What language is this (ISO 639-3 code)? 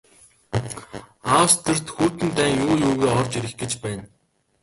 mon